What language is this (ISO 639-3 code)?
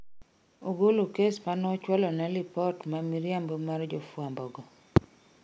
luo